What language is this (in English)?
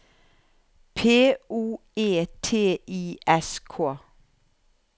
Norwegian